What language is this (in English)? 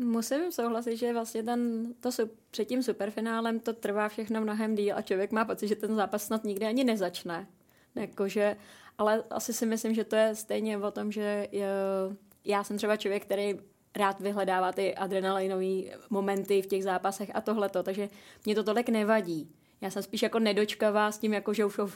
Czech